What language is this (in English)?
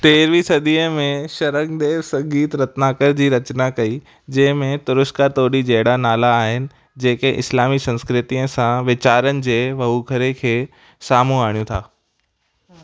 Sindhi